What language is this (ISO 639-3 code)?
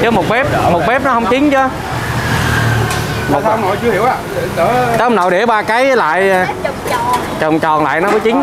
vie